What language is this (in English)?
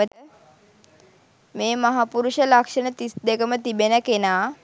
Sinhala